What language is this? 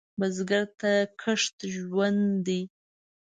Pashto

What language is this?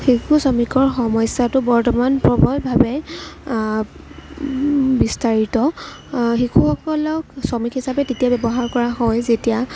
Assamese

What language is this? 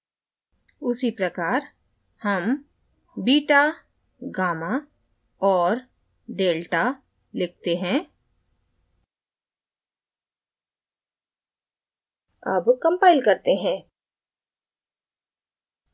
Hindi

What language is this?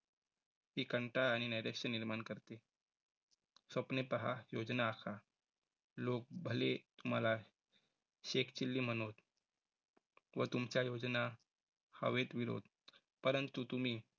Marathi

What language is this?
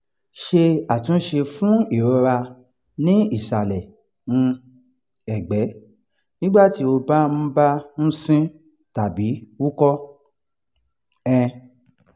Yoruba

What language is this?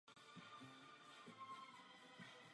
Czech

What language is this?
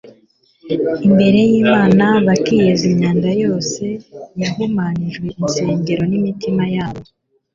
Kinyarwanda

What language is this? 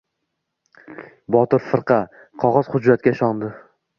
Uzbek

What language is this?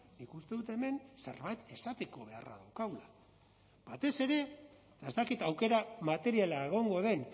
Basque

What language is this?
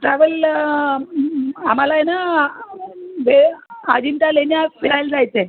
Marathi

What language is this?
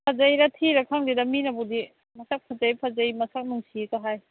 Manipuri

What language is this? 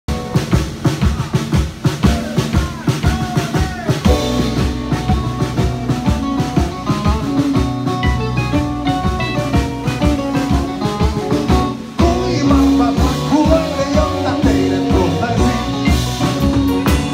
Greek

